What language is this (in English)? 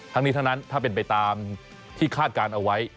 Thai